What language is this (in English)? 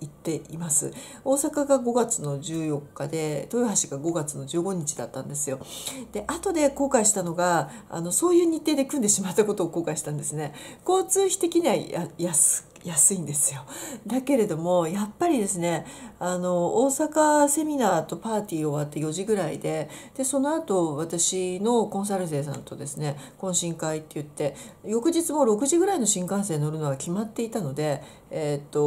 Japanese